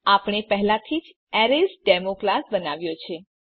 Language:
Gujarati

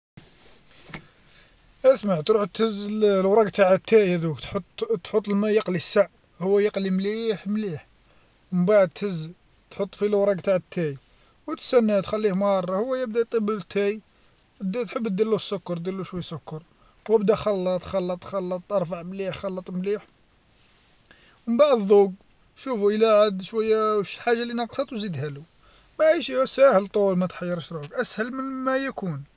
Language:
Algerian Arabic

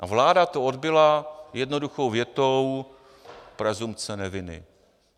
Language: Czech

